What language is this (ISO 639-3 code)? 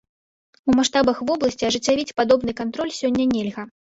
bel